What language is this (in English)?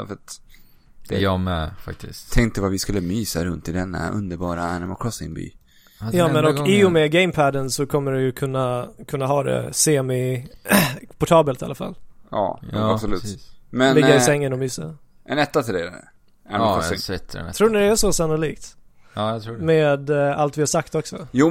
Swedish